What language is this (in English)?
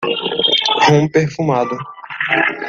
Portuguese